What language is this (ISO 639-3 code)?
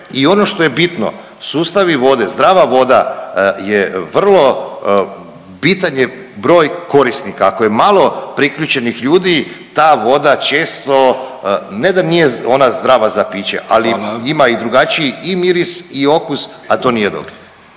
hrv